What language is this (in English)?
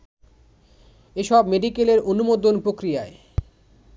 Bangla